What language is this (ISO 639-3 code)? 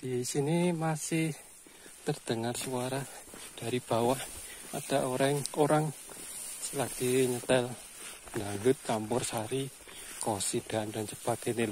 ind